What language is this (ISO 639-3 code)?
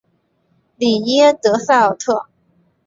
zho